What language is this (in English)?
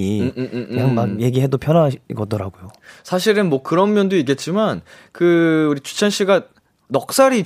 Korean